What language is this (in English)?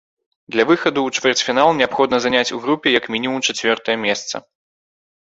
Belarusian